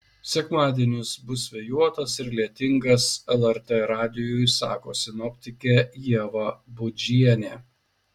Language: Lithuanian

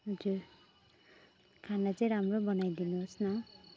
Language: Nepali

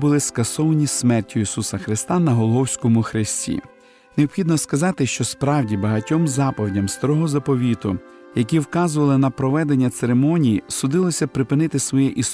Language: Ukrainian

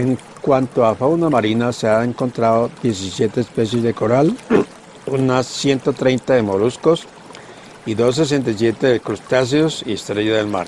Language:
Spanish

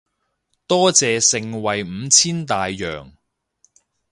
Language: Cantonese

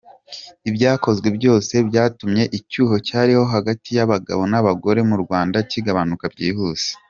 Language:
Kinyarwanda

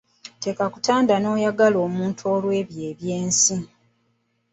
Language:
Ganda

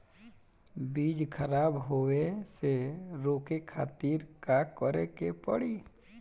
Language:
Bhojpuri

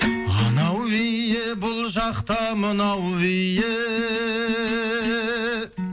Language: Kazakh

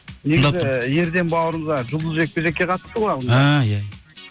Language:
Kazakh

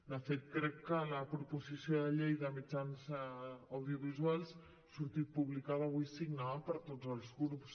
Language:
Catalan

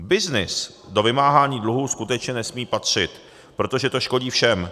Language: Czech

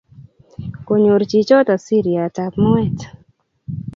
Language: Kalenjin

